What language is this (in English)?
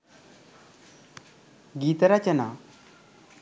Sinhala